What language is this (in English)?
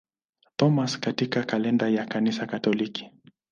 Swahili